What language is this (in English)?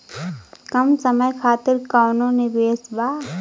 Bhojpuri